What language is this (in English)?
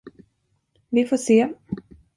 Swedish